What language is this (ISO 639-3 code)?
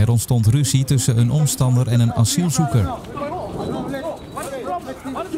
nld